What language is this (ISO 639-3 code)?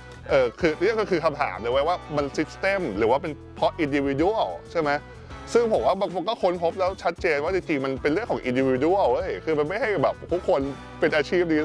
tha